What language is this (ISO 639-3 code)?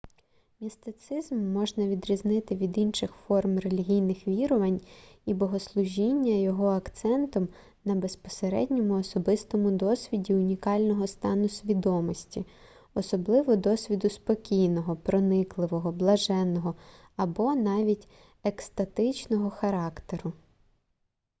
ukr